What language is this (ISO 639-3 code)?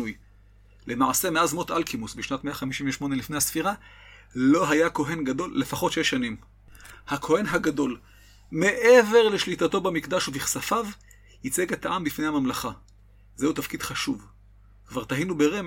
heb